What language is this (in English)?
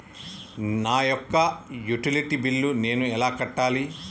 Telugu